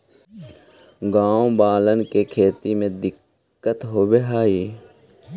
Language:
Magahi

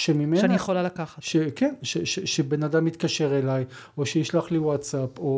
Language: Hebrew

